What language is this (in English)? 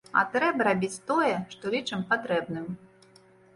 Belarusian